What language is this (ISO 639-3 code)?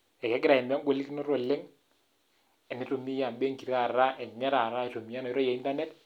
mas